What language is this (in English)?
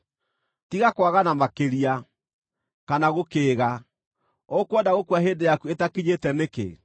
Kikuyu